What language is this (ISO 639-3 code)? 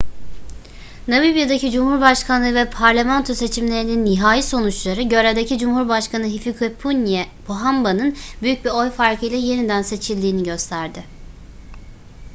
tur